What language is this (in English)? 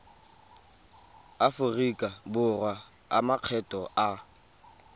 Tswana